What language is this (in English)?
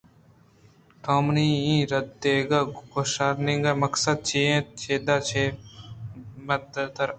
Eastern Balochi